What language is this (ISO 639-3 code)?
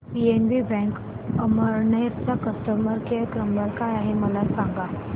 mar